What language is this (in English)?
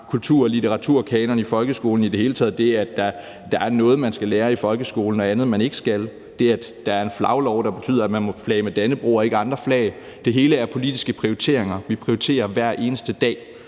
Danish